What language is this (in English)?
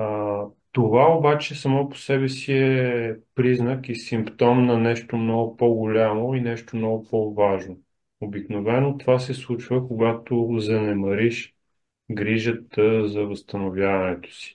Bulgarian